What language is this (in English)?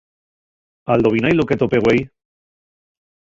Asturian